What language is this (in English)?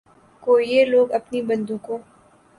Urdu